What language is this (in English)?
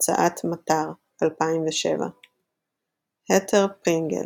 Hebrew